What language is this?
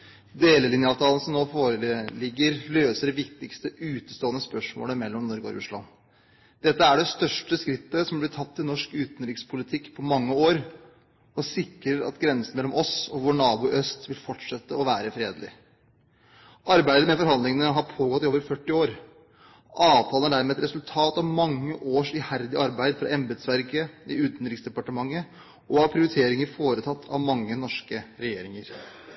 Norwegian Bokmål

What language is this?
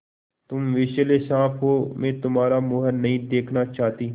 Hindi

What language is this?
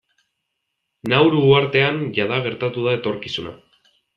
Basque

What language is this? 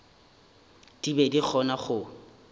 Northern Sotho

